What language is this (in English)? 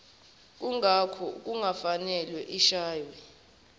Zulu